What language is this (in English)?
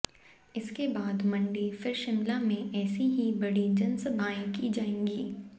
Hindi